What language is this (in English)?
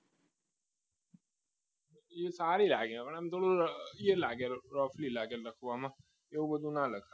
Gujarati